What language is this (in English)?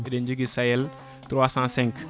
Fula